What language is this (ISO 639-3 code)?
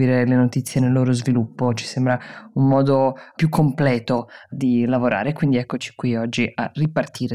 ita